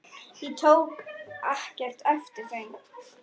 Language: Icelandic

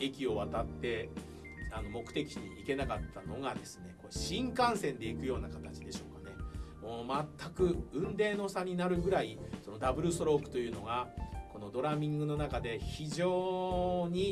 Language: Japanese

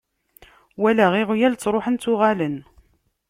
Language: Kabyle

